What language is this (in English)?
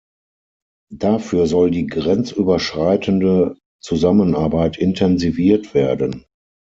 German